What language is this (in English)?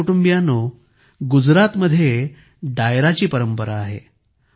Marathi